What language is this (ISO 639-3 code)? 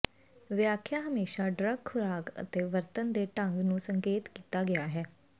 pan